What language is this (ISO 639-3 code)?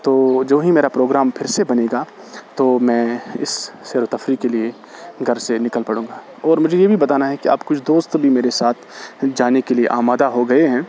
urd